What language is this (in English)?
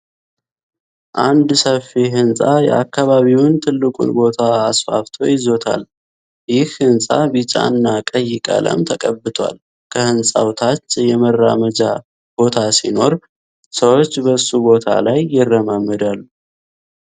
Amharic